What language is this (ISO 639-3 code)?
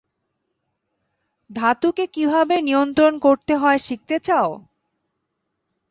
ben